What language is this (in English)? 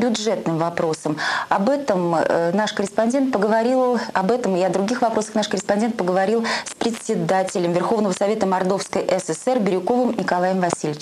Russian